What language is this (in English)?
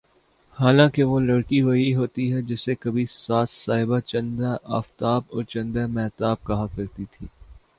Urdu